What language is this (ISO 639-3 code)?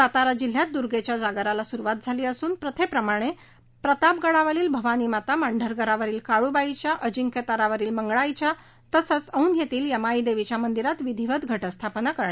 mar